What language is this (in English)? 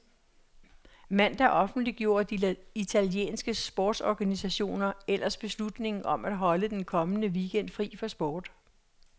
Danish